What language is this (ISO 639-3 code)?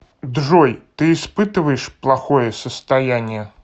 rus